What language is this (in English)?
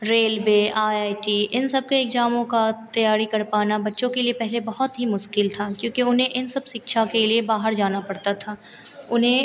Hindi